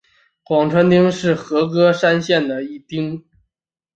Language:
Chinese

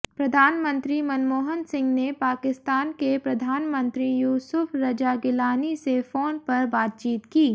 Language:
Hindi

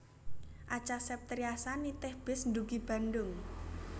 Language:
Javanese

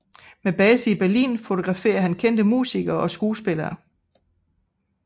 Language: Danish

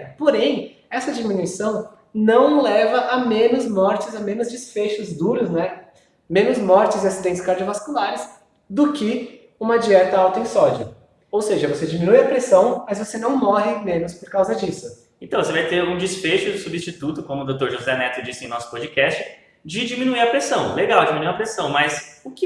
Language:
Portuguese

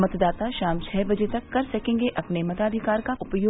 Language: Hindi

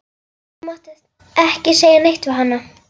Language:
Icelandic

